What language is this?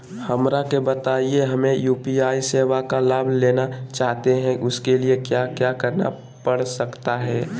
Magahi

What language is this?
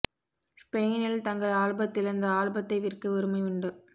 Tamil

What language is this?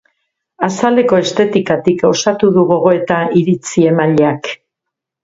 Basque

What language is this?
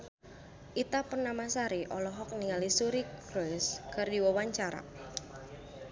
Sundanese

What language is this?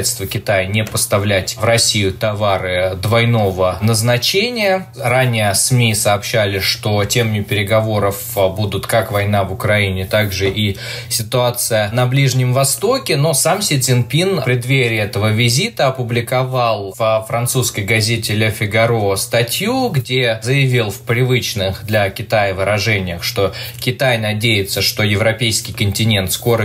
Russian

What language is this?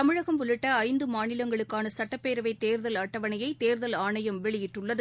Tamil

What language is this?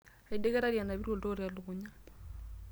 Masai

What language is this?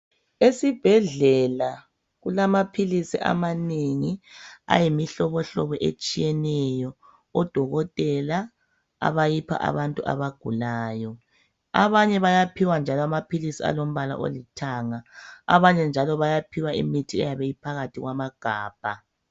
North Ndebele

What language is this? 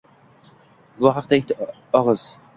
Uzbek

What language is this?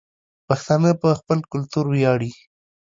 Pashto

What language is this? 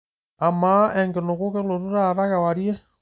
Masai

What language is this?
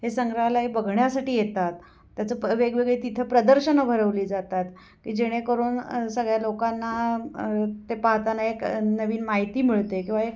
Marathi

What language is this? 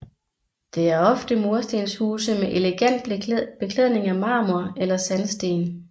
Danish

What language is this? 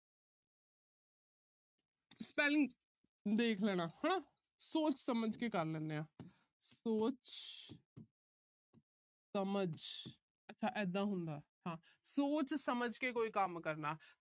Punjabi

